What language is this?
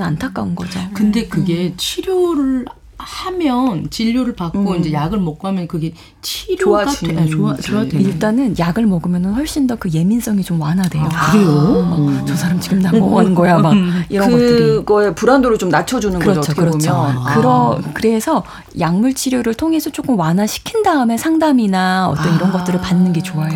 Korean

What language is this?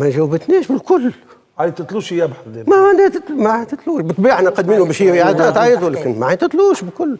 Arabic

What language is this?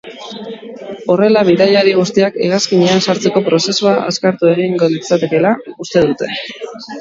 Basque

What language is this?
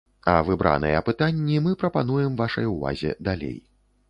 Belarusian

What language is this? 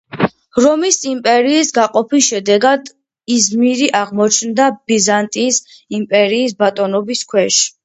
Georgian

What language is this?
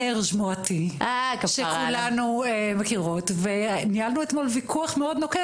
Hebrew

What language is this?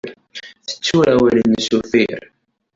Kabyle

